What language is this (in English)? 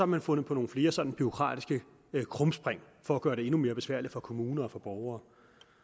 Danish